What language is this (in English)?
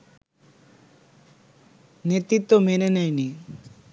Bangla